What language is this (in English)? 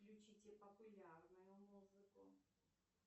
Russian